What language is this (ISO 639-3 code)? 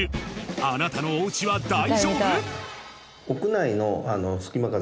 jpn